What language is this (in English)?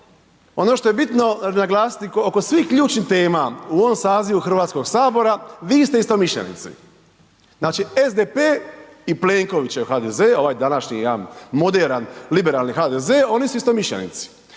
Croatian